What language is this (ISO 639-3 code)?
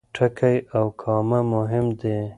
pus